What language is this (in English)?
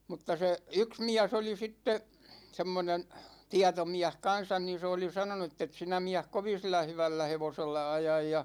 Finnish